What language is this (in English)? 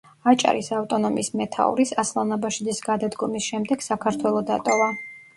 Georgian